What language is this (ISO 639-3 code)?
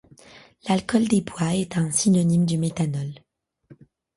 fra